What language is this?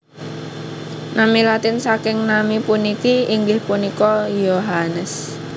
Javanese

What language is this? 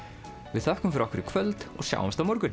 Icelandic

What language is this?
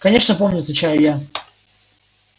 Russian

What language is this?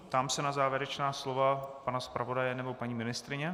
Czech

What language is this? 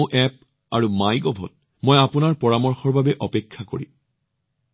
Assamese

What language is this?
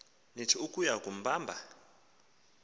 Xhosa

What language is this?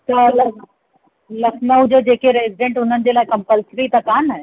Sindhi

